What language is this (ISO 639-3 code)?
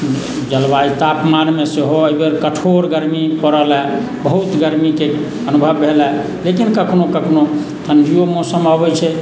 mai